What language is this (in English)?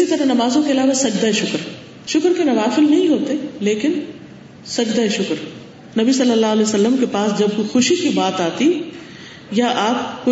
Urdu